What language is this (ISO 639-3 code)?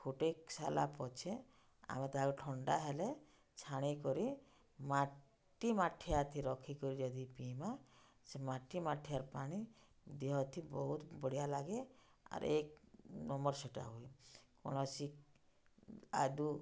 ori